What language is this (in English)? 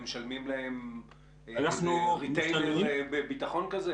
Hebrew